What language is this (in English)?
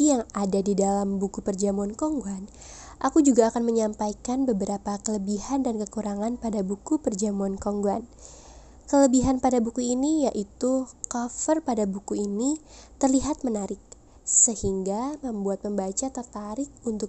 Indonesian